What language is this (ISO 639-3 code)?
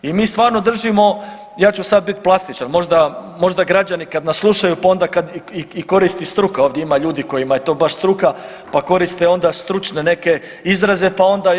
hrv